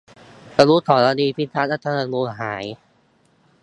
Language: Thai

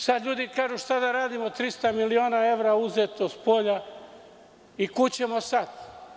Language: Serbian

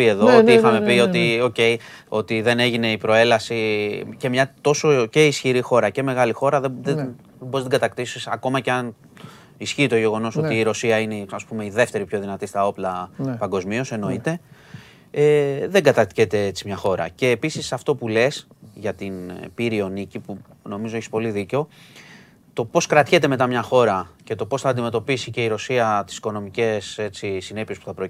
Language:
Greek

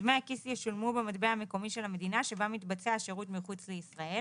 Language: Hebrew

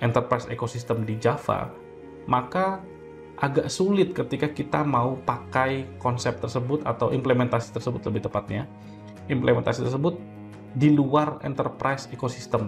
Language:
Indonesian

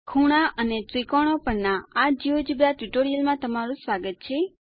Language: Gujarati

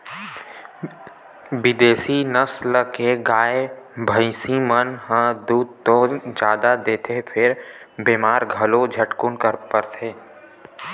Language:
Chhattisgarhi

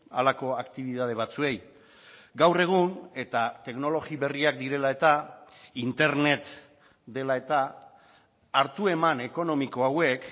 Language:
Basque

